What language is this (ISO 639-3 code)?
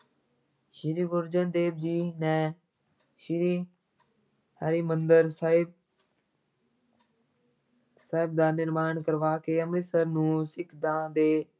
pan